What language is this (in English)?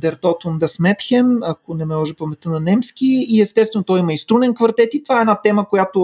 Bulgarian